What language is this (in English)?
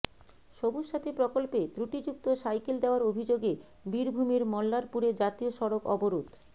Bangla